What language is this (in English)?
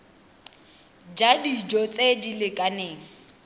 Tswana